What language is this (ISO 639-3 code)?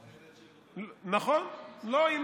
heb